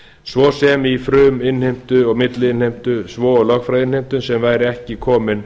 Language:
Icelandic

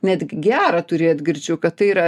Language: Lithuanian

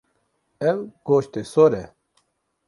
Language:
Kurdish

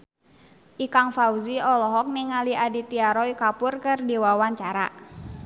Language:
Sundanese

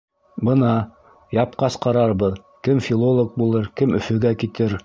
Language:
Bashkir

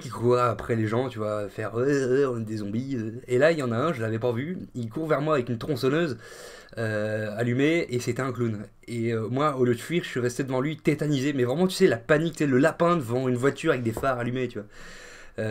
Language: French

